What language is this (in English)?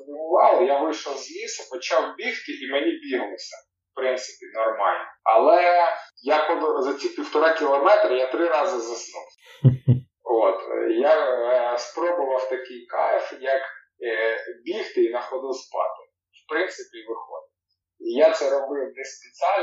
Ukrainian